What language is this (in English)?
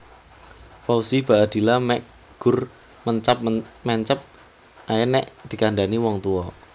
Javanese